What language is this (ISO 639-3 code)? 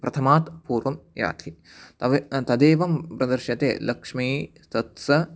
san